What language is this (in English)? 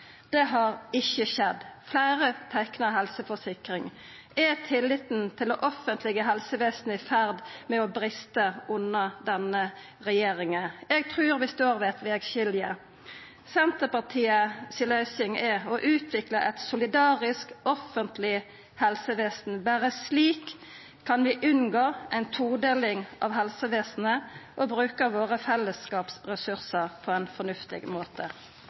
Norwegian Nynorsk